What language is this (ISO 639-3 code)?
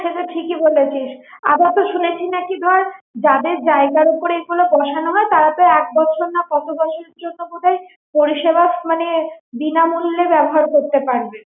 ben